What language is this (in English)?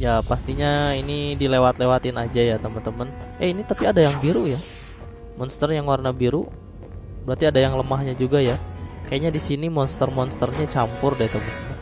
Indonesian